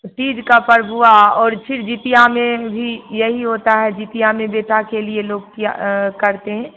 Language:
Hindi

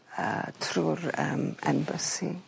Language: Welsh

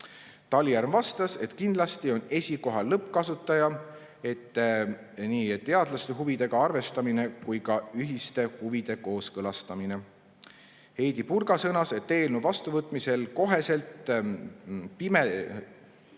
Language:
Estonian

